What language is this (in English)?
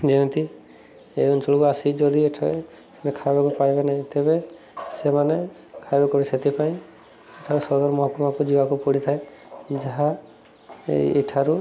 Odia